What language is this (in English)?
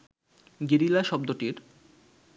Bangla